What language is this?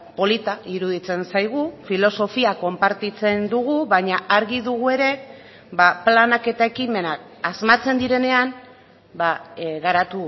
Basque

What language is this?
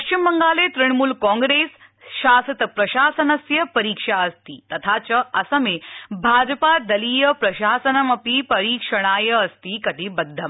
Sanskrit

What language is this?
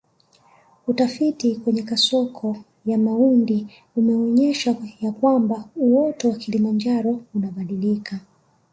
Swahili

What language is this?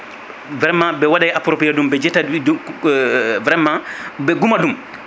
Fula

